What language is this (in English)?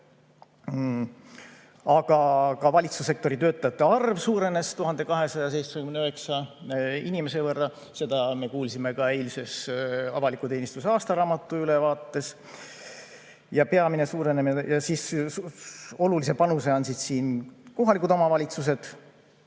Estonian